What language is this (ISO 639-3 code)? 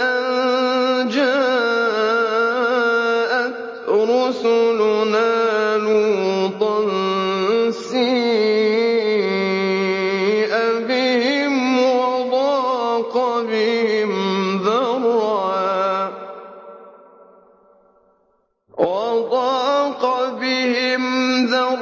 ara